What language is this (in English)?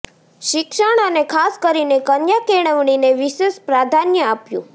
Gujarati